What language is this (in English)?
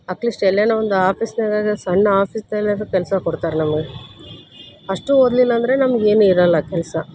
Kannada